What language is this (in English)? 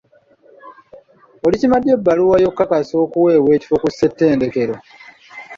Ganda